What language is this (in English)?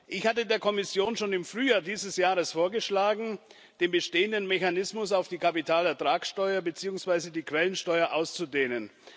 German